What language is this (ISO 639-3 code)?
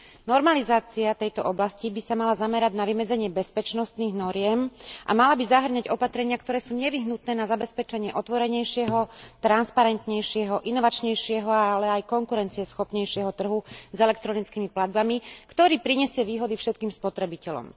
slk